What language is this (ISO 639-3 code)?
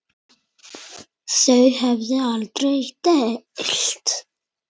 isl